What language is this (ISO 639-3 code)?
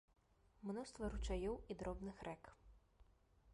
bel